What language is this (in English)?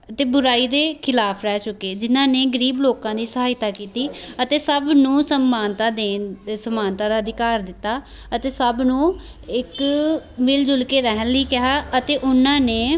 Punjabi